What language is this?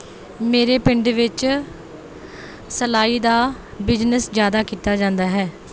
Punjabi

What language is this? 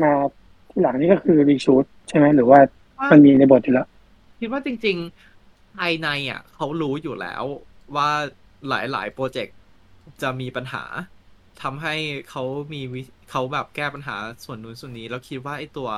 Thai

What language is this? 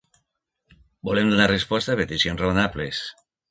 Catalan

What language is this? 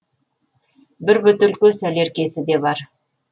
Kazakh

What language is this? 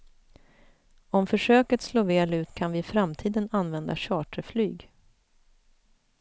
Swedish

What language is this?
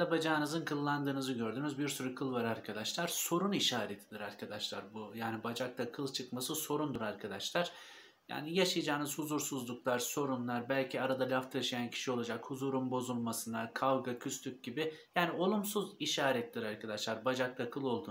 Turkish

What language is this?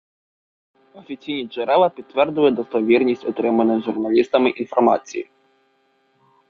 Ukrainian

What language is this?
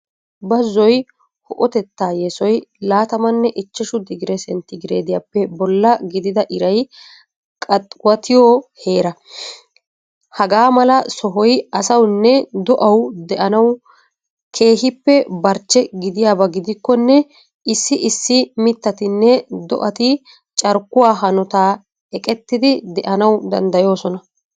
Wolaytta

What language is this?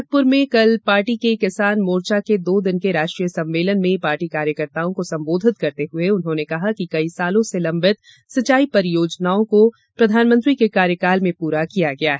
Hindi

